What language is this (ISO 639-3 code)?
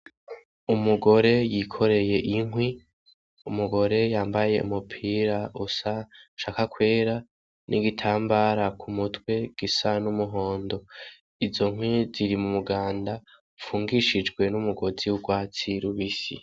run